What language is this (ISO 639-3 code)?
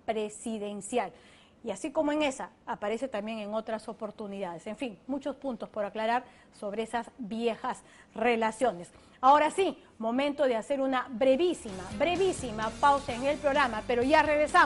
spa